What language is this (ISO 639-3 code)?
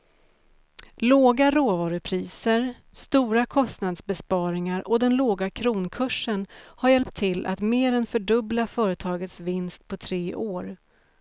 swe